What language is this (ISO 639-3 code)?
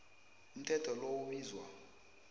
nbl